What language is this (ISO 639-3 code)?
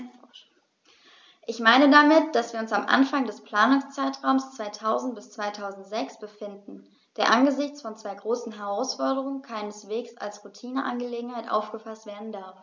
deu